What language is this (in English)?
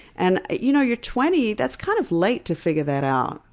English